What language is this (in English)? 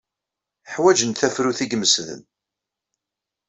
Kabyle